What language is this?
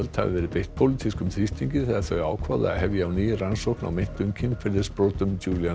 Icelandic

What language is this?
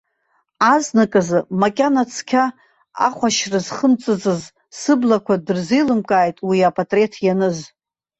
Abkhazian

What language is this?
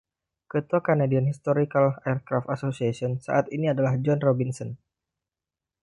Indonesian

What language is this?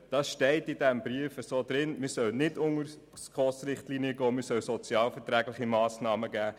Swiss German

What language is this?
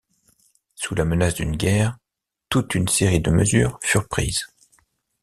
French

